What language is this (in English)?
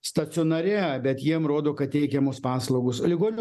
Lithuanian